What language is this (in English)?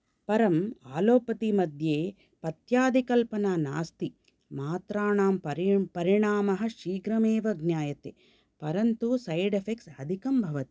Sanskrit